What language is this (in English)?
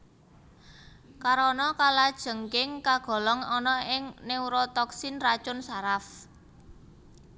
Javanese